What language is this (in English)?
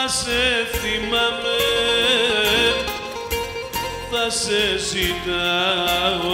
Greek